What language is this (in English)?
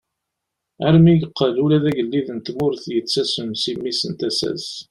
Kabyle